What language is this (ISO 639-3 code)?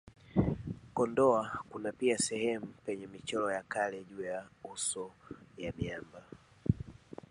swa